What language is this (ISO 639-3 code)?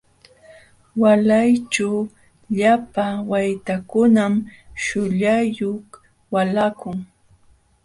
qxw